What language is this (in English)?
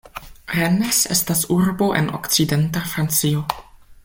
Esperanto